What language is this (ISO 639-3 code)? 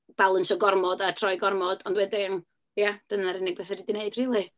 cym